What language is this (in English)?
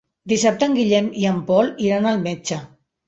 Catalan